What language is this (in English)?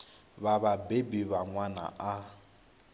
Venda